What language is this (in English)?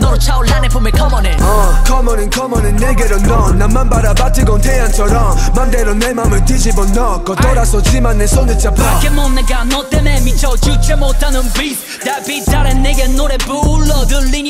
Indonesian